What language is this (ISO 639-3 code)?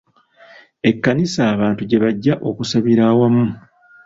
lug